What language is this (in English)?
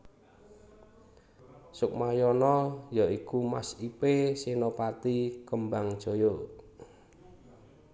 Javanese